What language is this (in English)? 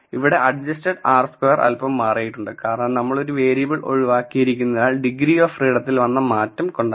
Malayalam